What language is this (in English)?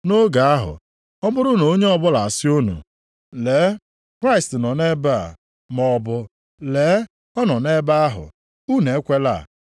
Igbo